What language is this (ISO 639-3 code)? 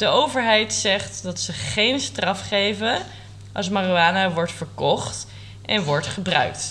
nld